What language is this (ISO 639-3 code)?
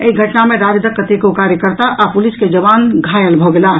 mai